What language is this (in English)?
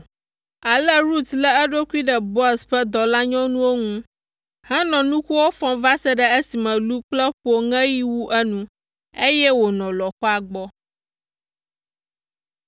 Ewe